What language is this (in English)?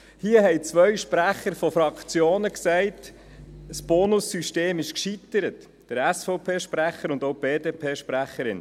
Swiss German